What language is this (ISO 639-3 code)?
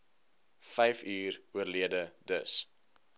afr